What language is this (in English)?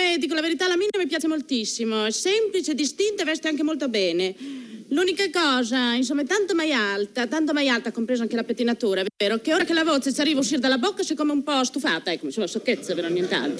Italian